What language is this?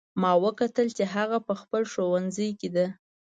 Pashto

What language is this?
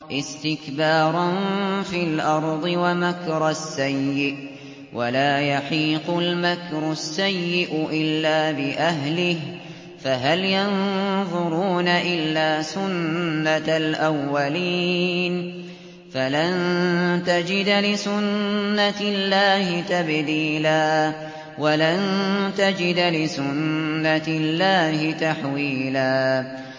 Arabic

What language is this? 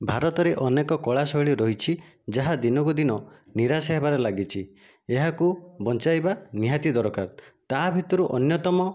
Odia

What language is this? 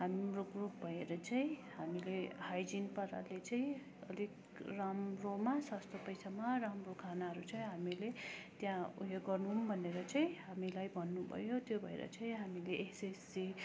Nepali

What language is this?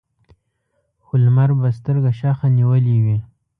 Pashto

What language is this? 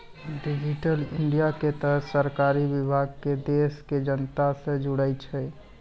Maithili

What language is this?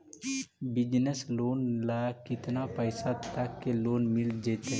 Magahi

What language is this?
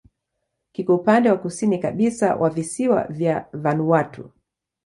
Swahili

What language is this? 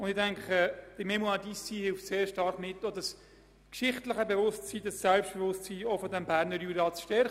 Swiss German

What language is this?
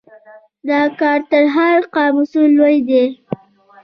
Pashto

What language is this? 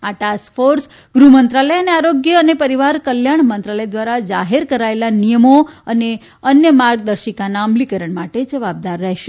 Gujarati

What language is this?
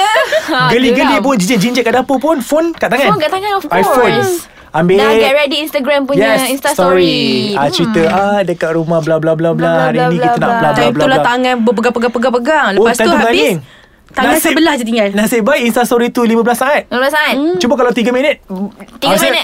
Malay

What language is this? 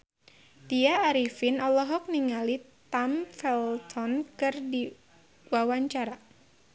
Sundanese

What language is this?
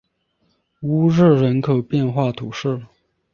Chinese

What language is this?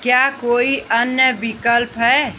Hindi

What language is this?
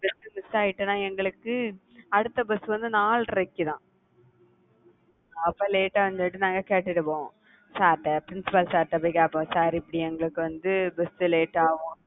Tamil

